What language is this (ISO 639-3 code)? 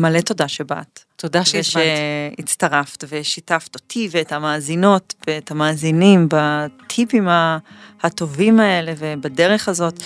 heb